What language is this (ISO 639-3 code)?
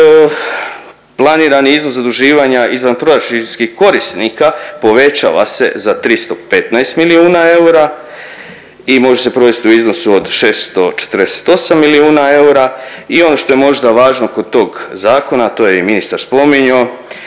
hrv